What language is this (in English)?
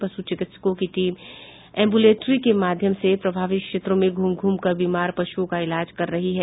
Hindi